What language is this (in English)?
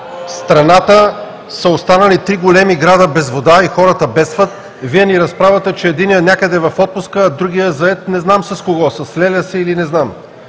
Bulgarian